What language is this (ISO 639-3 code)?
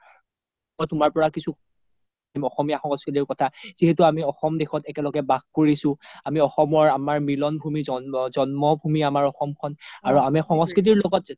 asm